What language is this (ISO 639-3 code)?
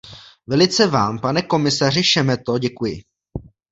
ces